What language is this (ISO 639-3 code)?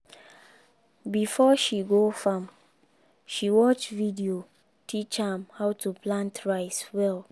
pcm